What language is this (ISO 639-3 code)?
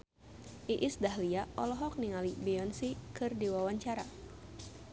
sun